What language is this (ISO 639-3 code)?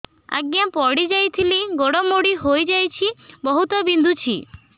ori